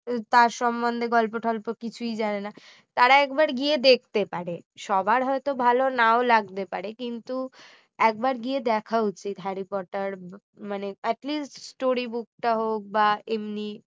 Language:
Bangla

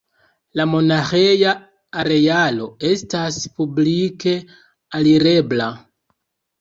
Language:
Esperanto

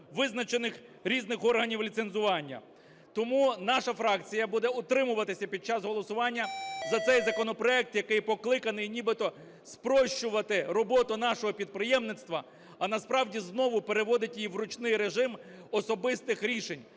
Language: Ukrainian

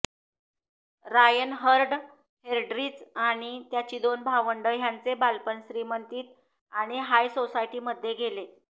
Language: Marathi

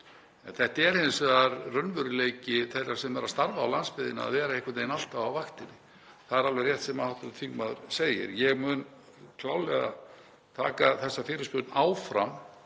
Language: Icelandic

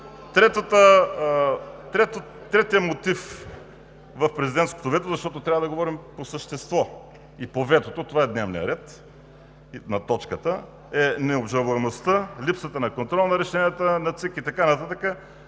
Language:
Bulgarian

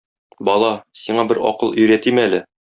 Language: Tatar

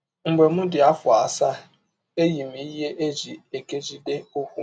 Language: Igbo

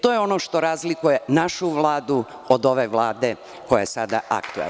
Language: Serbian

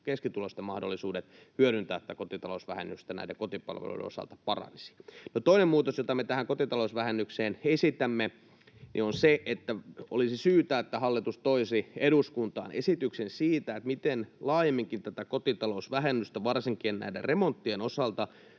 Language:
Finnish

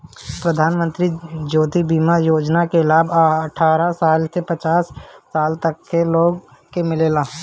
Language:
Bhojpuri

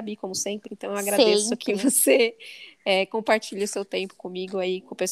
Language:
Portuguese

